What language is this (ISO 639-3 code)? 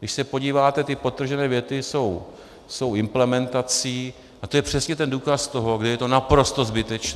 ces